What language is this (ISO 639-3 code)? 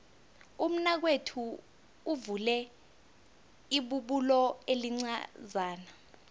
nbl